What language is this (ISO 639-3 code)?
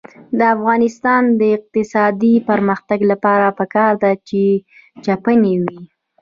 pus